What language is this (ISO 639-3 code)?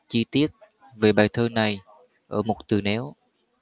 vie